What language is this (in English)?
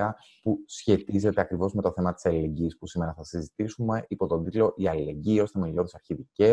Greek